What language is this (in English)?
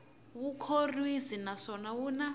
Tsonga